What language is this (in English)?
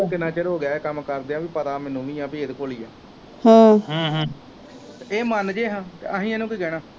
Punjabi